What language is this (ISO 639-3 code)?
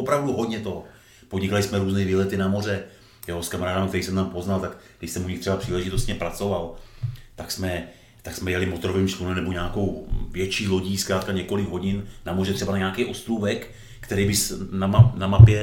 ces